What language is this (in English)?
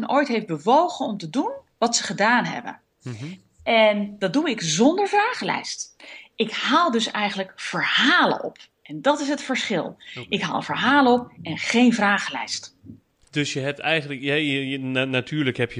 Dutch